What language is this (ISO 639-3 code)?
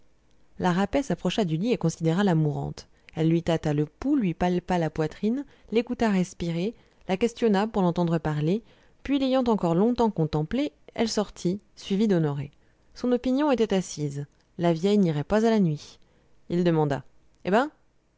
fra